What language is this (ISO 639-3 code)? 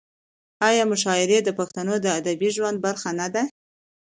pus